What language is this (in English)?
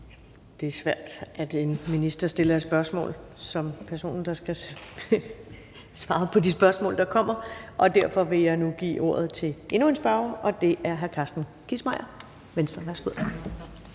Danish